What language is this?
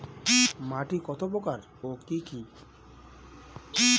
Bangla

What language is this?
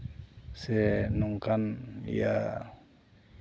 Santali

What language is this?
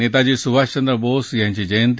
Marathi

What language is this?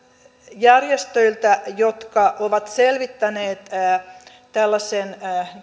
Finnish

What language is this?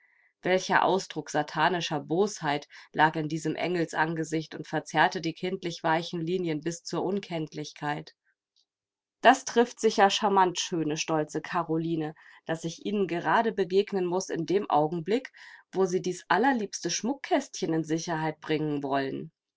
German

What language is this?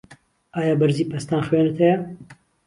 Central Kurdish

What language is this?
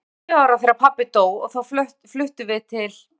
Icelandic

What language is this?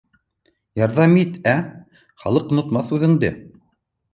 Bashkir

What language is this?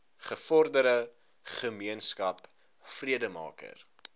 Afrikaans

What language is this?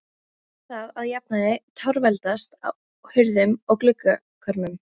Icelandic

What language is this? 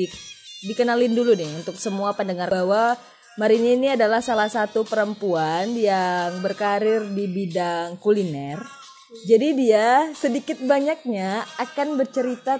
Indonesian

